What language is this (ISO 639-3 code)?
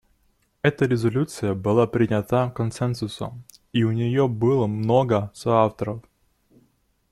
rus